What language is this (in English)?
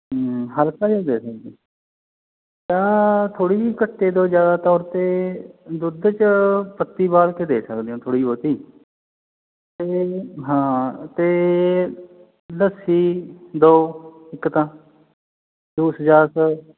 Punjabi